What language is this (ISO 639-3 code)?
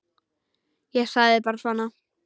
isl